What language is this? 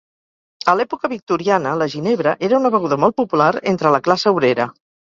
Catalan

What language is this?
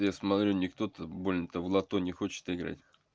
Russian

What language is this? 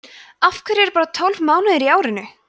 Icelandic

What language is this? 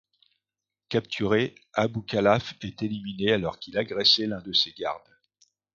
French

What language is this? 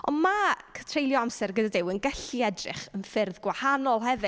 Welsh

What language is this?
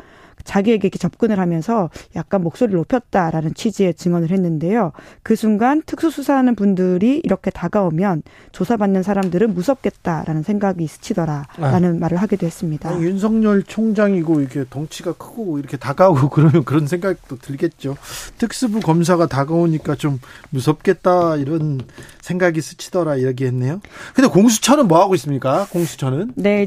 Korean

